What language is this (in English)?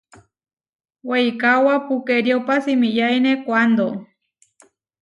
Huarijio